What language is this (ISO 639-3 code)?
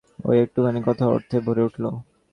ben